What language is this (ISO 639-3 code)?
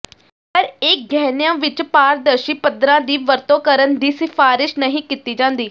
pan